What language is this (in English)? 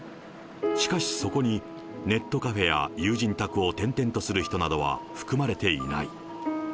Japanese